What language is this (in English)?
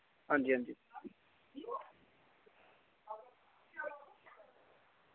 Dogri